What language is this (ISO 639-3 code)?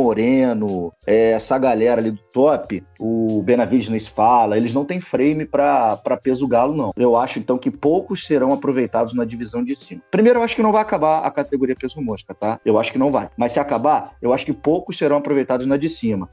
por